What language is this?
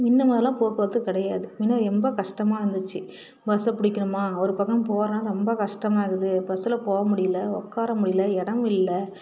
Tamil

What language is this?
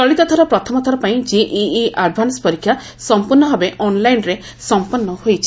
Odia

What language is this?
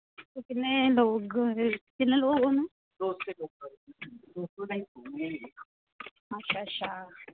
Dogri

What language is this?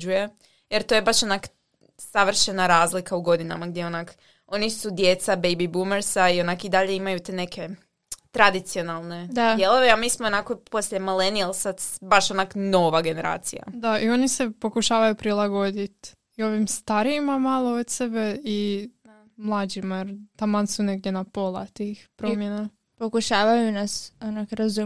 Croatian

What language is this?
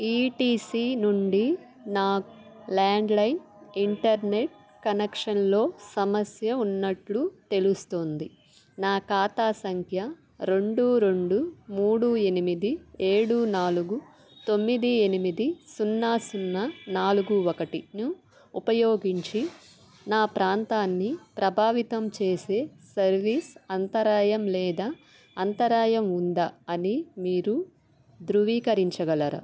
Telugu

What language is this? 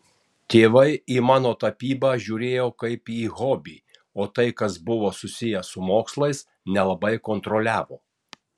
Lithuanian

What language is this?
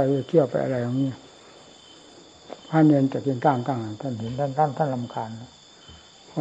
Thai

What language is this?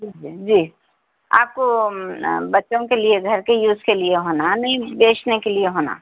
Urdu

